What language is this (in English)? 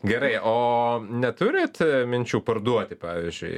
Lithuanian